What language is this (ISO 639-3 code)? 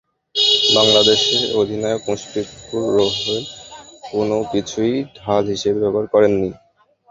ben